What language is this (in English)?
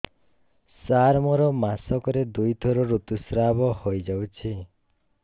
Odia